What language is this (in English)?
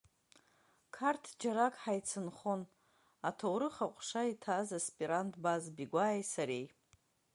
Abkhazian